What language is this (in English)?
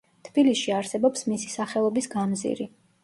Georgian